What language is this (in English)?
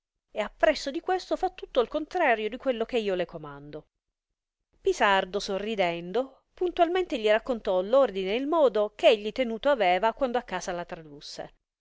Italian